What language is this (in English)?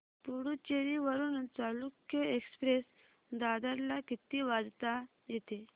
Marathi